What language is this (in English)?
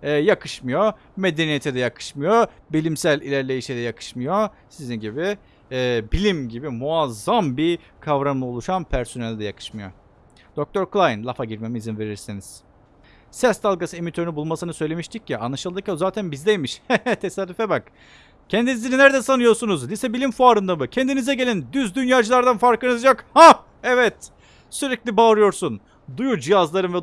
Turkish